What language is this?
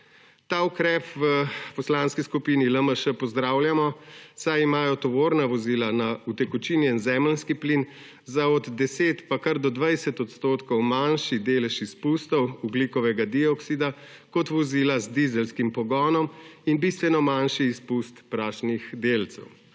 Slovenian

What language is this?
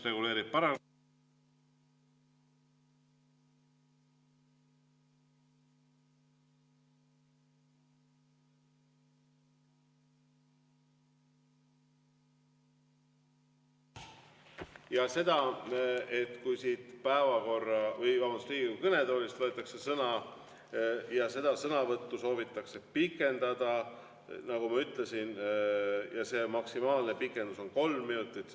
Estonian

